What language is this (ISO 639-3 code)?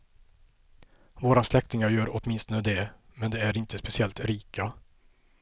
swe